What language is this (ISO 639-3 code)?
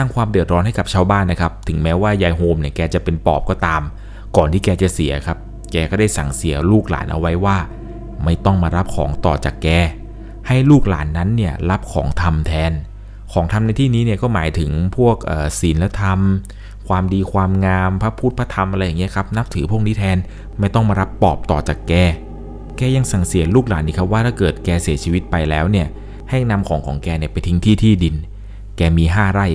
tha